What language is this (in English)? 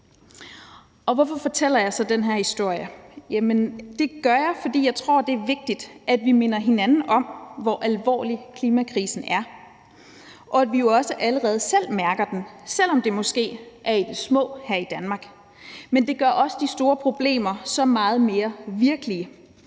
Danish